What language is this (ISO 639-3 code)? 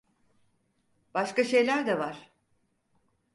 tur